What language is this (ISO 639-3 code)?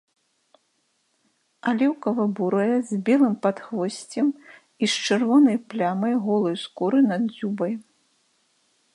bel